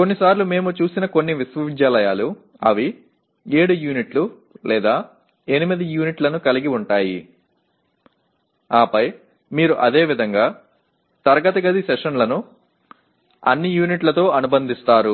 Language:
Telugu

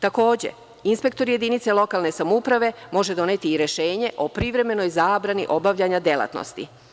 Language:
Serbian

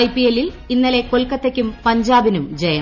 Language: Malayalam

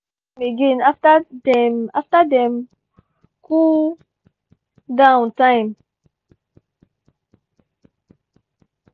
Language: Nigerian Pidgin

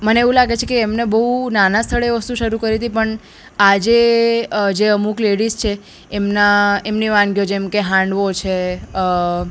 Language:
Gujarati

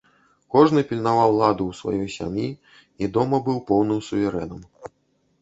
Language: Belarusian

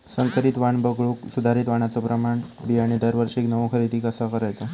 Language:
Marathi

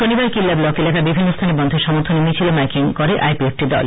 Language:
Bangla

